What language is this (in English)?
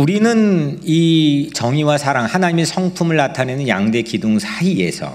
Korean